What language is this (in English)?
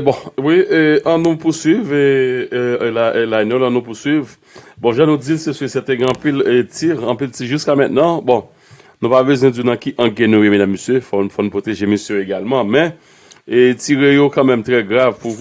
French